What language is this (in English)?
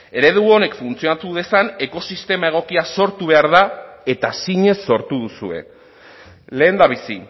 Basque